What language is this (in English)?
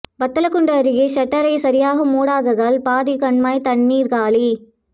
Tamil